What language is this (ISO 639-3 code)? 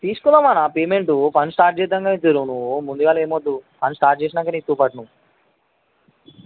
tel